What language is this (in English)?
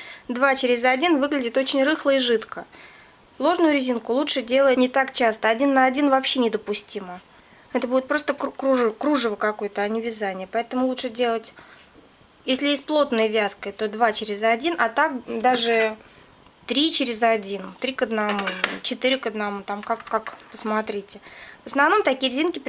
Russian